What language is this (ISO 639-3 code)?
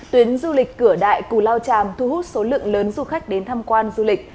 vie